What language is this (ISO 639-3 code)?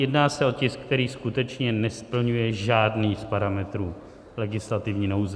ces